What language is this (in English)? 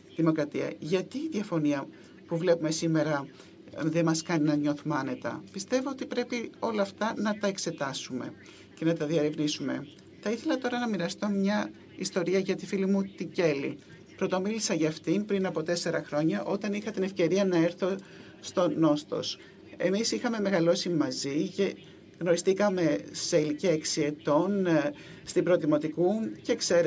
Greek